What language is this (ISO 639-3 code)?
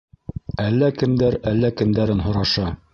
bak